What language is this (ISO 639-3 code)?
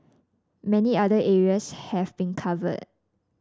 eng